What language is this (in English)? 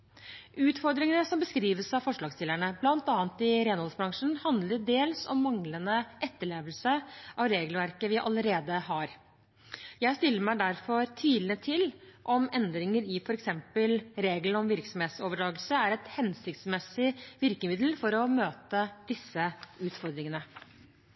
Norwegian Bokmål